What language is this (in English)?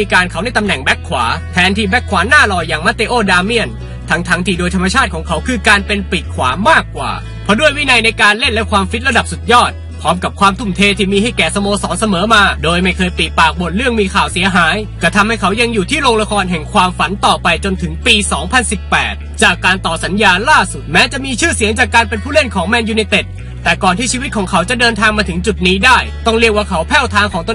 Thai